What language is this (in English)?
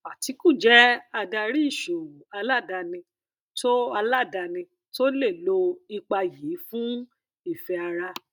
Yoruba